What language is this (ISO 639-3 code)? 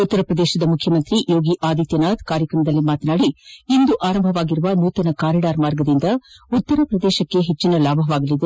kan